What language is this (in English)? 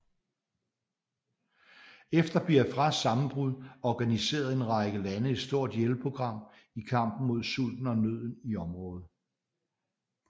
Danish